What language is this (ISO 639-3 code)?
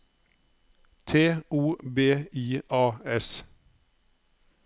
nor